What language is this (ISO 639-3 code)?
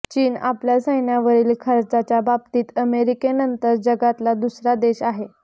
mar